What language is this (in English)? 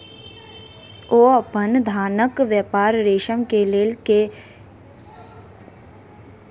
Maithili